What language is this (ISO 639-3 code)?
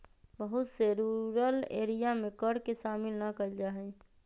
mag